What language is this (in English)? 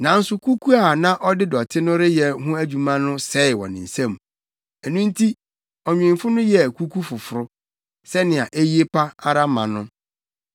Akan